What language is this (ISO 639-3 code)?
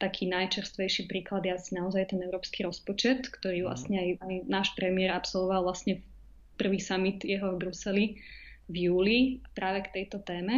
slk